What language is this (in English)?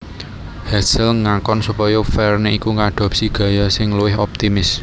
Javanese